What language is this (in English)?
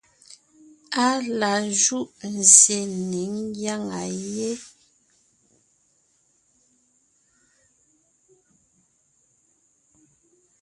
Ngiemboon